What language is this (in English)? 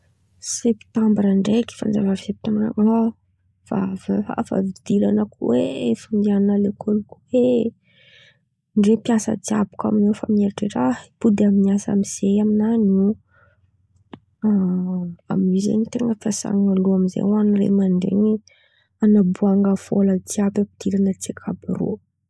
Antankarana Malagasy